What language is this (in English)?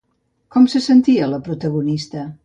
Catalan